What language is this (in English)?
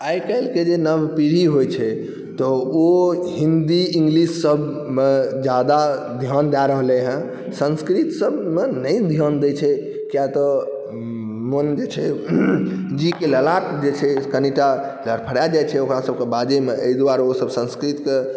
Maithili